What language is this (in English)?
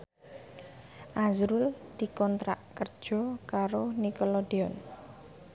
Javanese